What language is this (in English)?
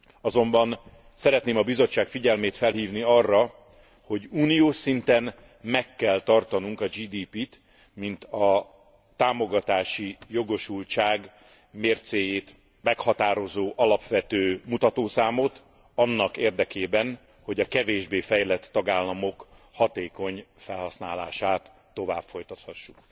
Hungarian